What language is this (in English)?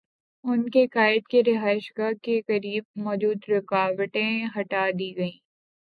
Urdu